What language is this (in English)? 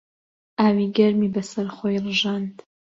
Central Kurdish